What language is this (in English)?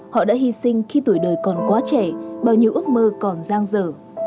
Vietnamese